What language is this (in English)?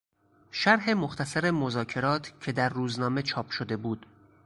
Persian